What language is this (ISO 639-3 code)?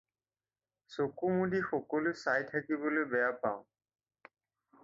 asm